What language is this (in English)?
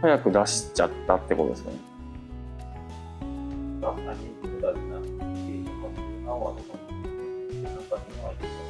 Japanese